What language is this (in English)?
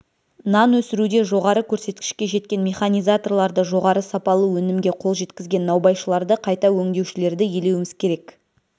Kazakh